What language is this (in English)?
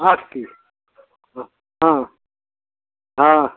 Hindi